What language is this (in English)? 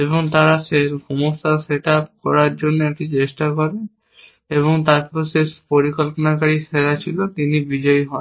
Bangla